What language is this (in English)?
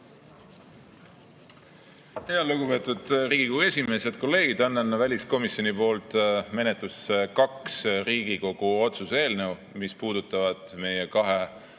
Estonian